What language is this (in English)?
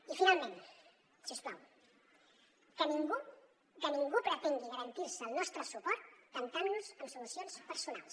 Catalan